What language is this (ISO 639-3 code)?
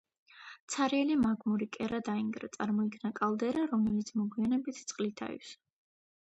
kat